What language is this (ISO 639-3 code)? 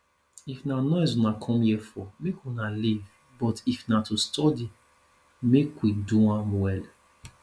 pcm